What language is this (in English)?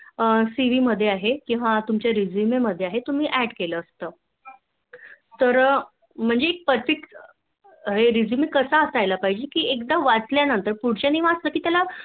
Marathi